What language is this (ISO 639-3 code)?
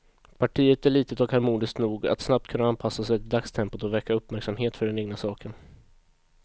swe